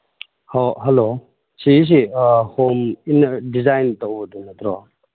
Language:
Manipuri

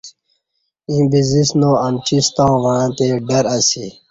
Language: Kati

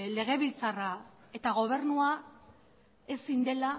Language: Basque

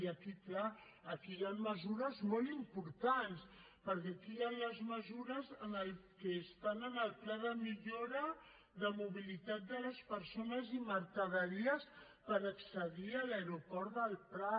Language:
Catalan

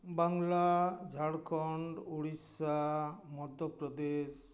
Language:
Santali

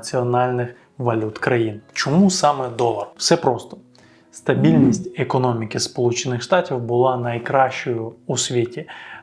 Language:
Ukrainian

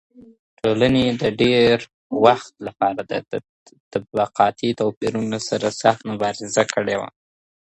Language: Pashto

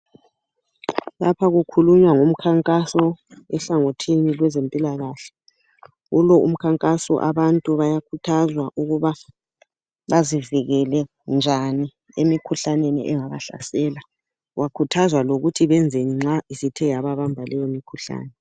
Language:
North Ndebele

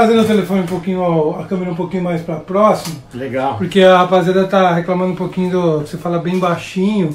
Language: Portuguese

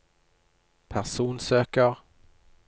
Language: Norwegian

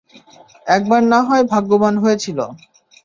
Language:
Bangla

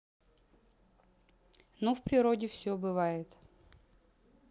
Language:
Russian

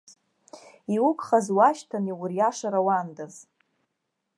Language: Abkhazian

